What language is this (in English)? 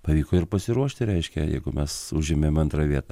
Lithuanian